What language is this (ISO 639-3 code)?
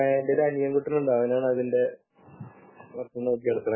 mal